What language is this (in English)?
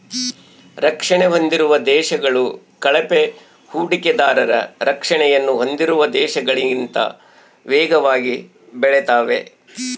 Kannada